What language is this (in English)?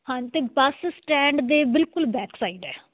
Punjabi